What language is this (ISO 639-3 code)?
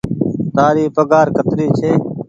gig